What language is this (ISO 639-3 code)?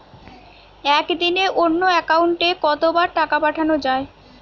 ben